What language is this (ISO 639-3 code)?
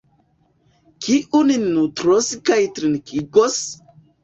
epo